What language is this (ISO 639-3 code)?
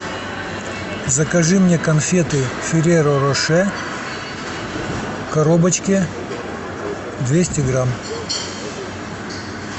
rus